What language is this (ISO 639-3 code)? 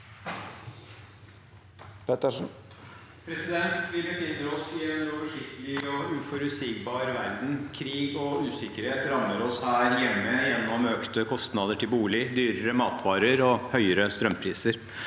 nor